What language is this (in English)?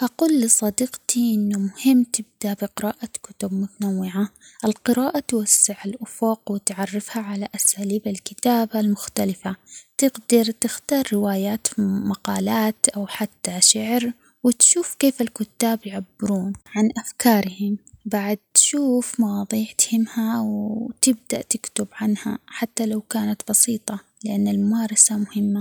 Omani Arabic